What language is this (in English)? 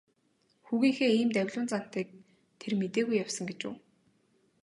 Mongolian